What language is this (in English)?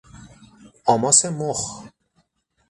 Persian